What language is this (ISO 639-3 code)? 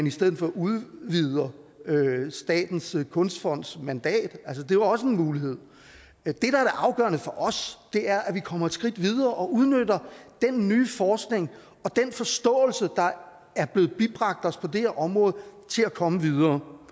dan